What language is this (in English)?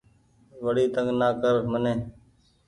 Goaria